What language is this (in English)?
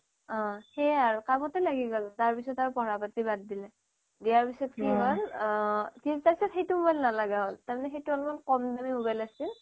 Assamese